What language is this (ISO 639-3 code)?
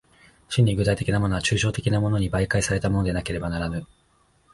jpn